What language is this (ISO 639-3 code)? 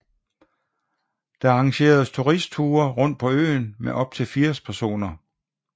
dan